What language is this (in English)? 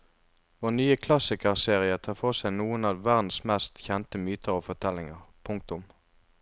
Norwegian